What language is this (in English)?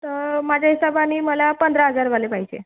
Marathi